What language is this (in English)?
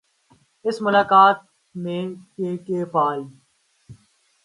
Urdu